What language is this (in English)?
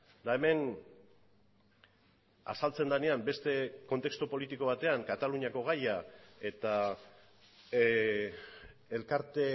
Basque